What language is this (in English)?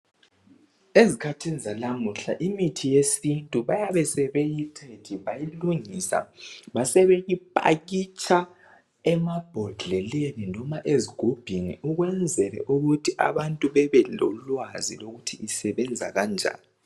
North Ndebele